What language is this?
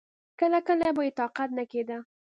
Pashto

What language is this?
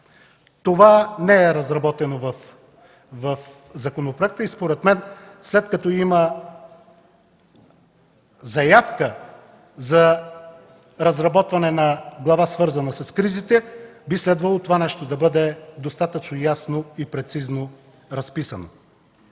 Bulgarian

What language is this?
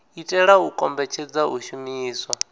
Venda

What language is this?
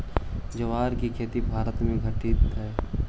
Magahi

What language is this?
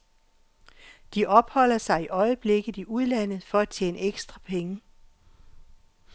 Danish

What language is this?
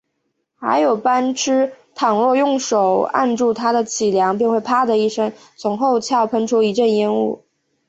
Chinese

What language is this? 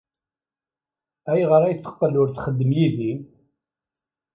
Kabyle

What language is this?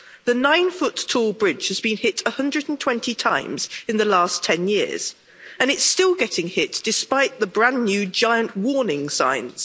English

